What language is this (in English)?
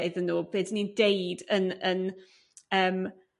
Welsh